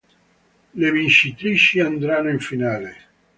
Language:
Italian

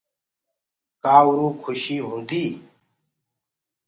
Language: Gurgula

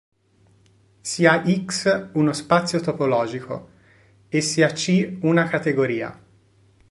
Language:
Italian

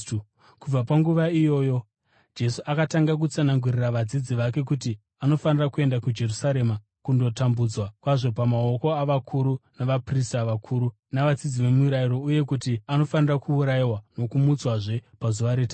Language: Shona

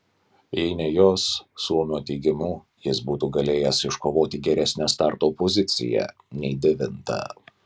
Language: Lithuanian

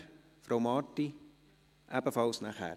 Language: Swiss German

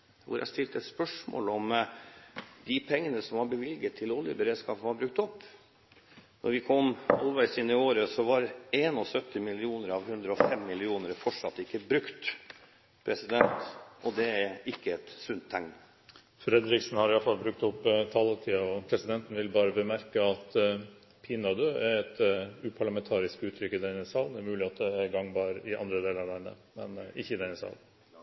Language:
Norwegian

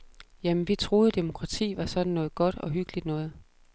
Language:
Danish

